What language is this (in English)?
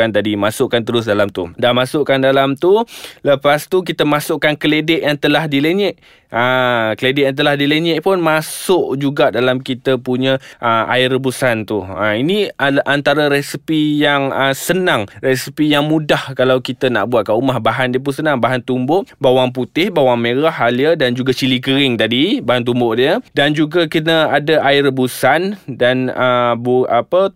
Malay